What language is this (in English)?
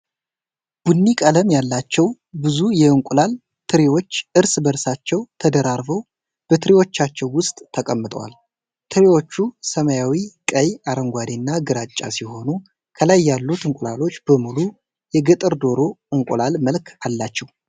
Amharic